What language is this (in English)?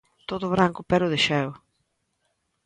Galician